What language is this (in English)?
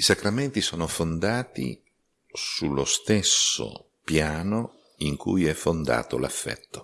Italian